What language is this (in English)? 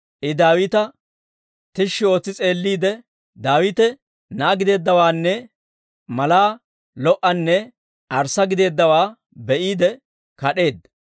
Dawro